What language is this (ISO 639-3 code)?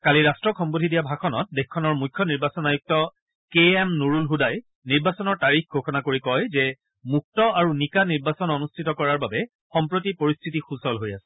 asm